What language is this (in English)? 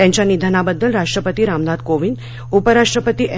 Marathi